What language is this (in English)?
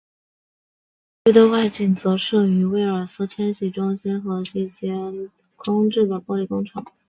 Chinese